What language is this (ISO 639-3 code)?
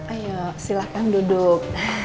ind